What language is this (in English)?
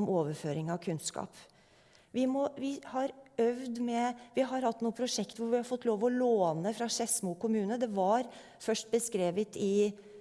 Norwegian